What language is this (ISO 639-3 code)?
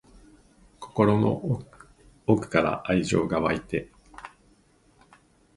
jpn